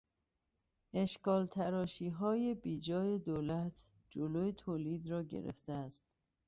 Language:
Persian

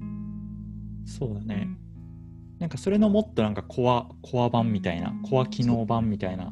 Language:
Japanese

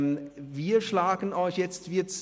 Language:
Swiss German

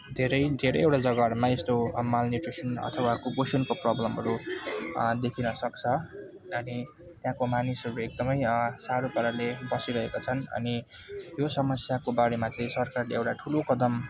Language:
Nepali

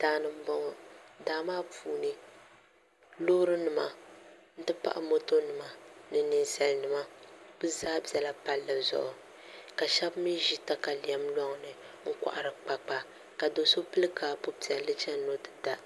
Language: Dagbani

